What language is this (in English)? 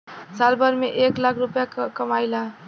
Bhojpuri